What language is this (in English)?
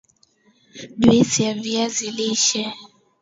Swahili